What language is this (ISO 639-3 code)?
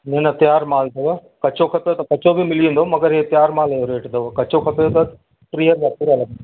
snd